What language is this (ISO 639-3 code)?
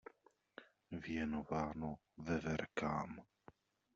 ces